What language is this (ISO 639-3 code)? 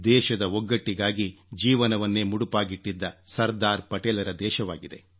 kan